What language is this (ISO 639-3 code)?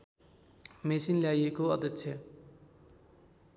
nep